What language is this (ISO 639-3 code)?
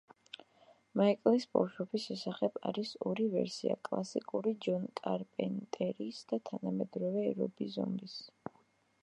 kat